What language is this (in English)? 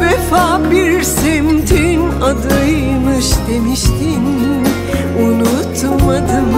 Turkish